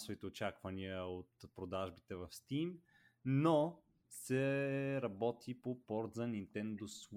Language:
Bulgarian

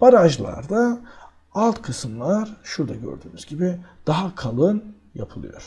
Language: Turkish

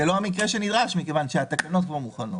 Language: Hebrew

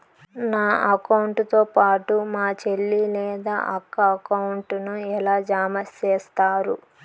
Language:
Telugu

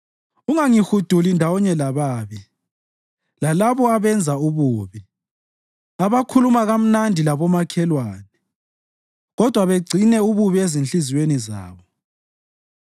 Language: North Ndebele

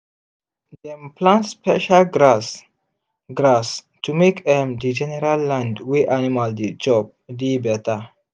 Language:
Nigerian Pidgin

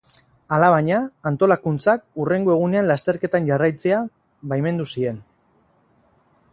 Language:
Basque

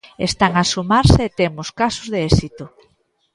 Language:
Galician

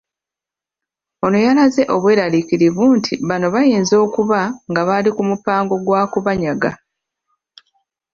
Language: Ganda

